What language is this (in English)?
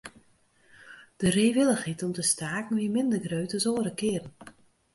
Western Frisian